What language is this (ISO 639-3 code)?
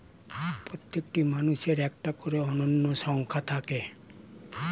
ben